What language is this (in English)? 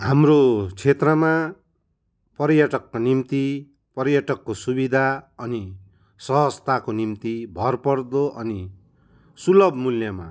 Nepali